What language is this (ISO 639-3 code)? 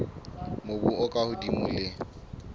sot